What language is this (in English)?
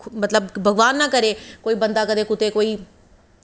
Dogri